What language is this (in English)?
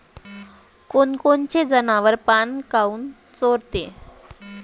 Marathi